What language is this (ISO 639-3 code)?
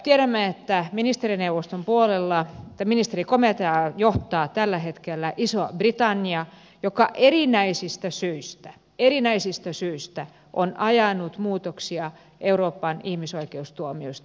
fin